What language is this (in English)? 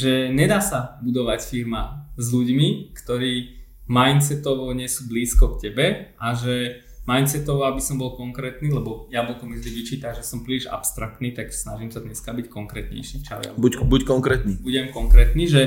Slovak